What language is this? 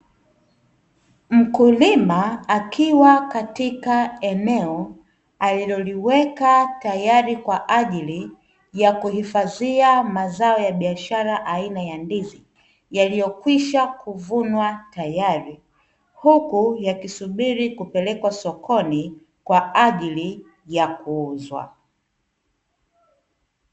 Swahili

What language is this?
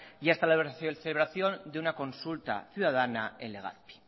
Spanish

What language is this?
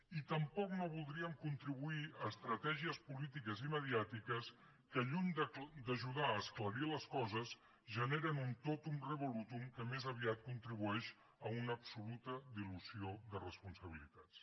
Catalan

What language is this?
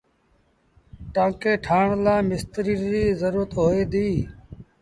Sindhi Bhil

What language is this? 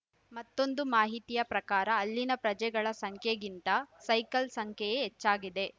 Kannada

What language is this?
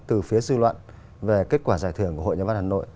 Vietnamese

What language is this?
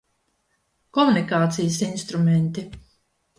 Latvian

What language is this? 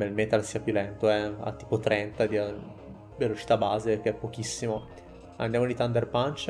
Italian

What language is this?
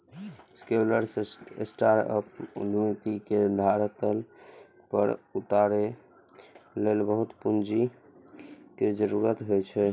Maithili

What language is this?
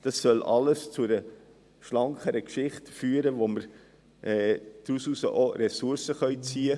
Swiss German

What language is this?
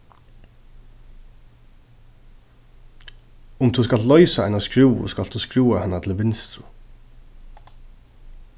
Faroese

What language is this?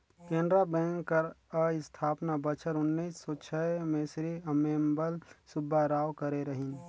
Chhattisgarhi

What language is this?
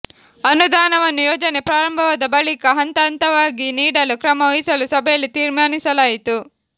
Kannada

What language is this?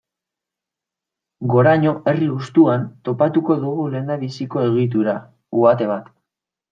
Basque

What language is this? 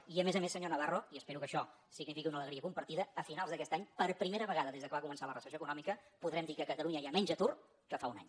Catalan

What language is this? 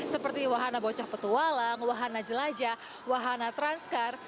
Indonesian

